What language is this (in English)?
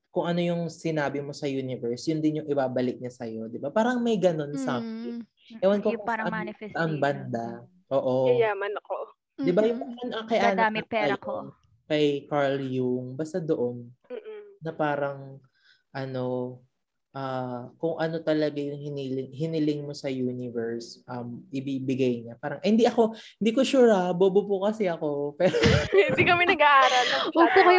Filipino